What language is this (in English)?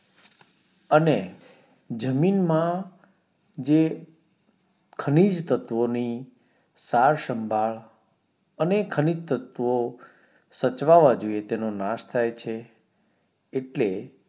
Gujarati